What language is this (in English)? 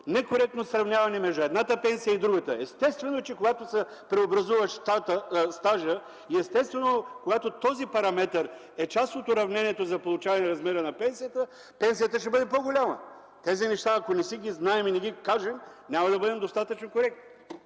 Bulgarian